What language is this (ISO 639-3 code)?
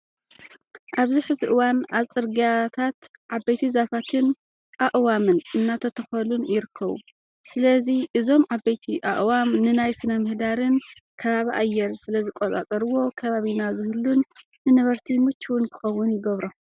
tir